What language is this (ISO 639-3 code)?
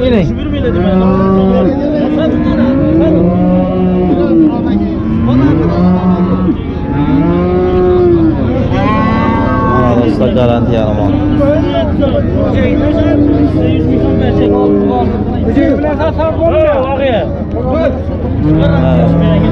tur